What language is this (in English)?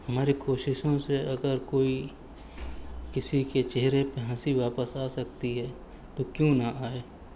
Urdu